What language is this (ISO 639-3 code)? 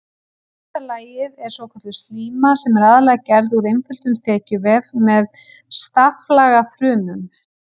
isl